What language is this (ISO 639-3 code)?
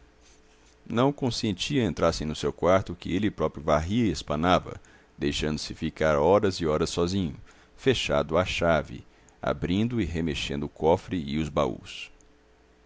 por